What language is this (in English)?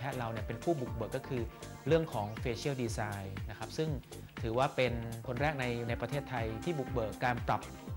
Thai